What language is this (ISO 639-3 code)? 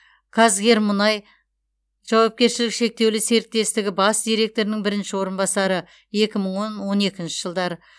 kaz